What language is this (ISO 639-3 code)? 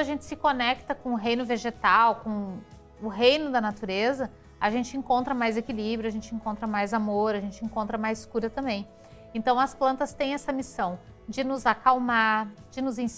por